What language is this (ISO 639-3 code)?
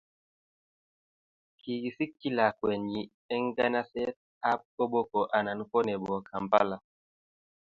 kln